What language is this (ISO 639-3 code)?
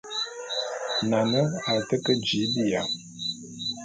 bum